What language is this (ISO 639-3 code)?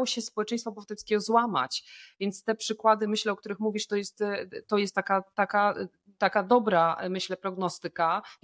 pol